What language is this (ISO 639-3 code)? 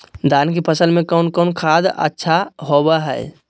mag